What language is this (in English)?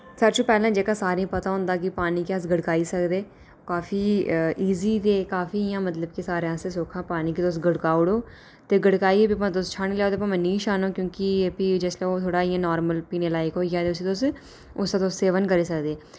Dogri